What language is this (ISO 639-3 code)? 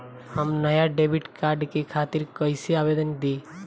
bho